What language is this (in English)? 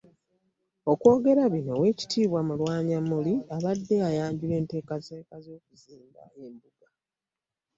Ganda